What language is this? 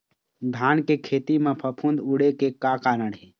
Chhattisgarhi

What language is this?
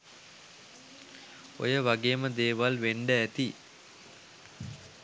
Sinhala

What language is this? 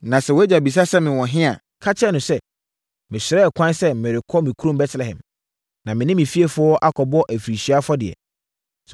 Akan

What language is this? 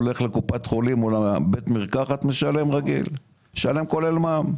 Hebrew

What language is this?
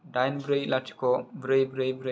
Bodo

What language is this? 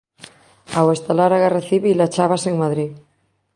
Galician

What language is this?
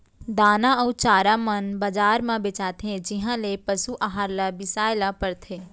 Chhattisgarhi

